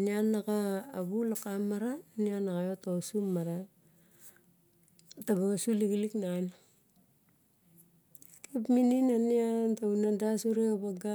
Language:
Barok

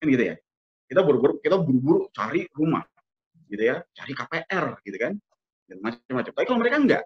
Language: Indonesian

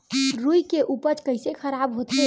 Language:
Chhattisgarhi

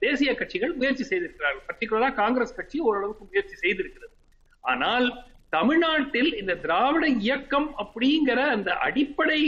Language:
Tamil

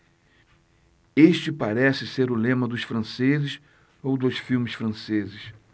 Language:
Portuguese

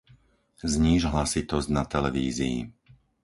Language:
Slovak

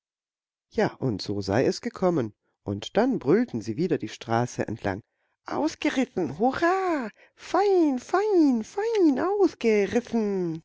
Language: German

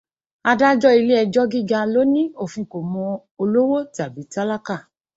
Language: Yoruba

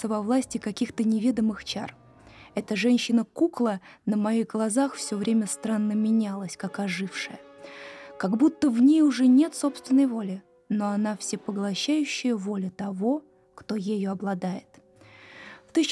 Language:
Russian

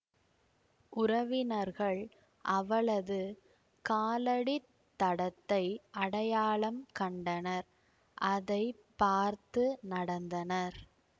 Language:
Tamil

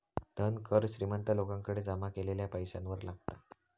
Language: Marathi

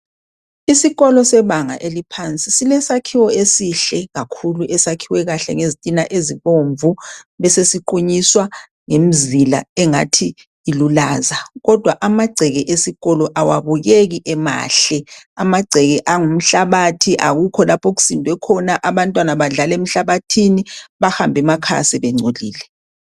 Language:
North Ndebele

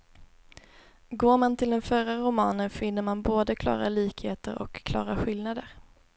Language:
Swedish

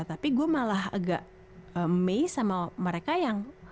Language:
Indonesian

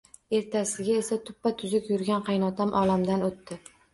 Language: Uzbek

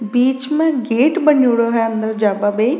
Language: Rajasthani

